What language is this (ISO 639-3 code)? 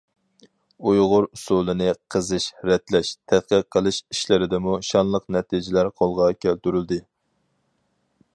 uig